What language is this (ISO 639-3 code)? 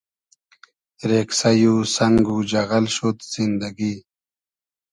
haz